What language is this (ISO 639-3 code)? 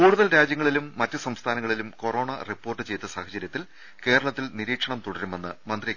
mal